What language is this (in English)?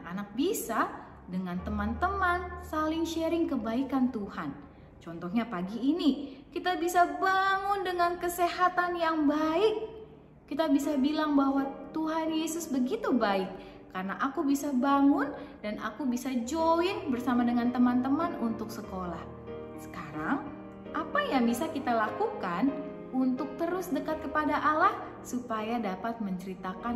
Indonesian